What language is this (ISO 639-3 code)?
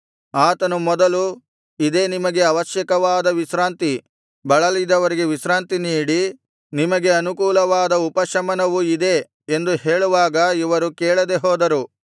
kan